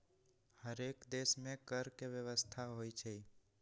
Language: Magahi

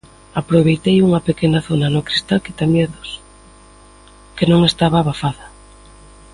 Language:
Galician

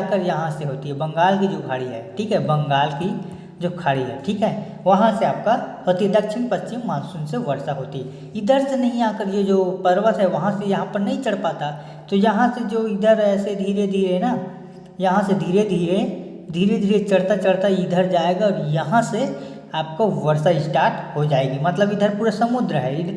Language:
Hindi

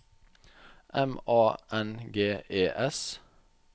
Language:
Norwegian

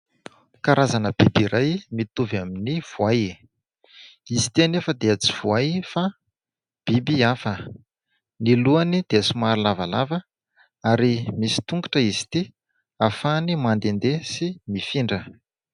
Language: Malagasy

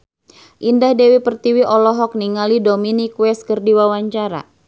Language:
Sundanese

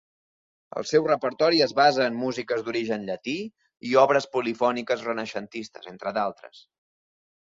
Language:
Catalan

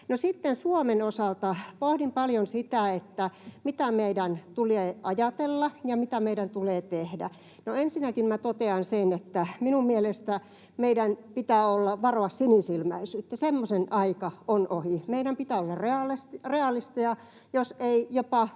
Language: Finnish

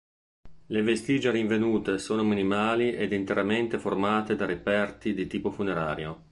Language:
Italian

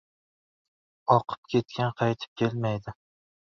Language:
Uzbek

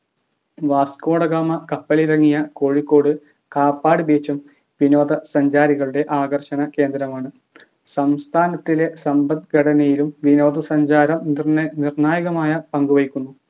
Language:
Malayalam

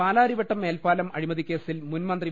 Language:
Malayalam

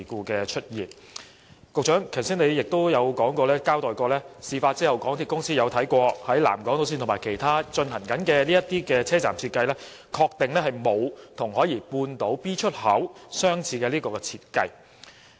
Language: Cantonese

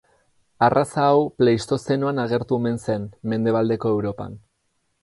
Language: Basque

